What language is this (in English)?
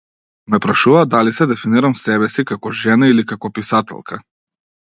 Macedonian